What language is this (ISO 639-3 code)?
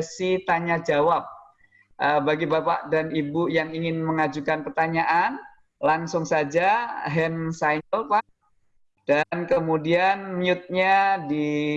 ind